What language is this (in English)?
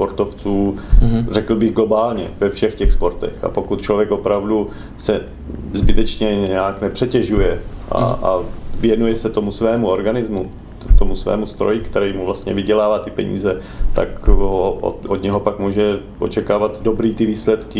Czech